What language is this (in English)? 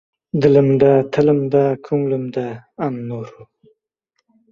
Uzbek